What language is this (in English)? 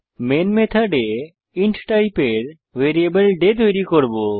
Bangla